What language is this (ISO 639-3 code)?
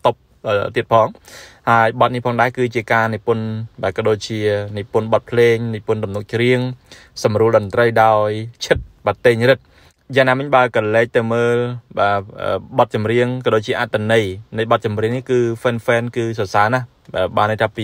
tha